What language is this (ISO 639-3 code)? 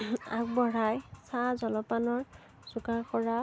asm